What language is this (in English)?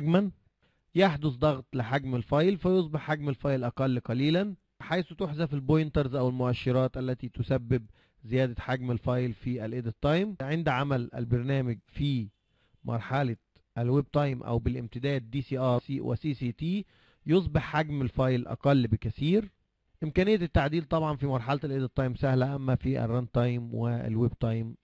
Arabic